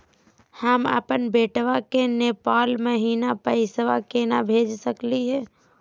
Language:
Magahi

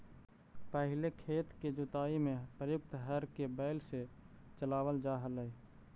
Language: Magahi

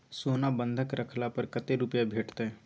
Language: Maithili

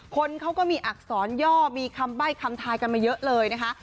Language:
Thai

